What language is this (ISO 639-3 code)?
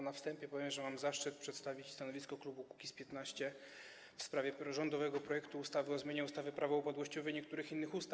pol